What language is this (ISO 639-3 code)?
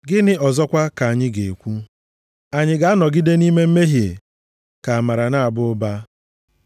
ibo